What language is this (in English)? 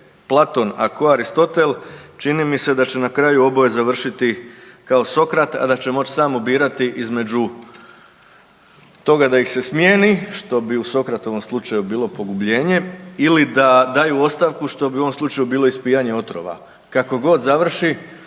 Croatian